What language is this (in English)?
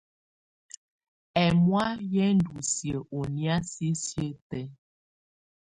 Tunen